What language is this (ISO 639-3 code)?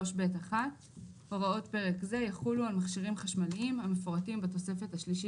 heb